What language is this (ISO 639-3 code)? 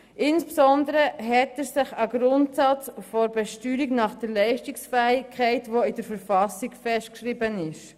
gsw